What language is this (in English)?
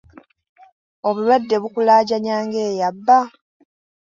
Ganda